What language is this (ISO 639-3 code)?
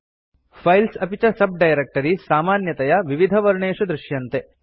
san